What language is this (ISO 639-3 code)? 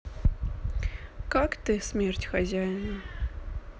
rus